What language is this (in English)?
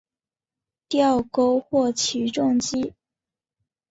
Chinese